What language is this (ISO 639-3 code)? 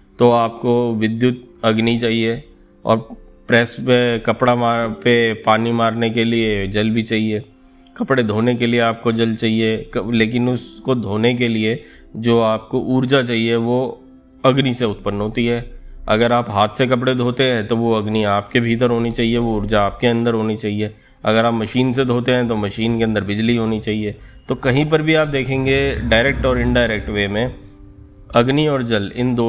hin